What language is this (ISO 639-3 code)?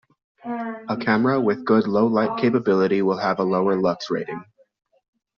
eng